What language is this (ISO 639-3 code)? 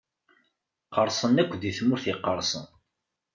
kab